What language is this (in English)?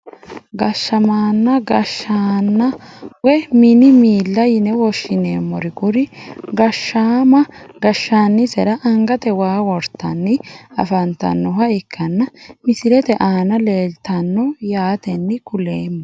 Sidamo